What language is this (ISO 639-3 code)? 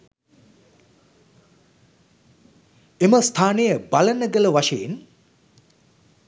sin